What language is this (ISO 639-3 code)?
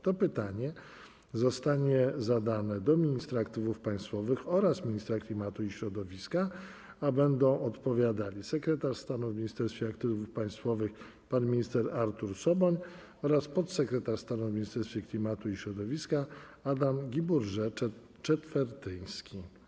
pol